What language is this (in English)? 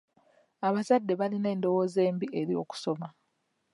Ganda